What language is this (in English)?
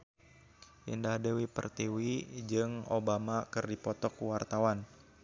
Sundanese